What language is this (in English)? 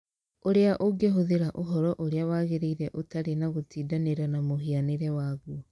Kikuyu